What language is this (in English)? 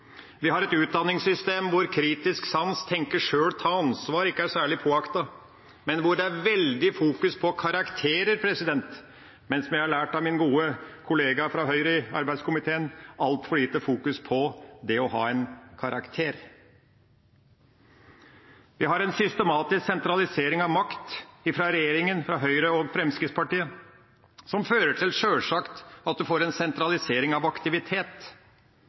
Norwegian Bokmål